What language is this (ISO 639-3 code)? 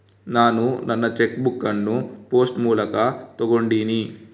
kan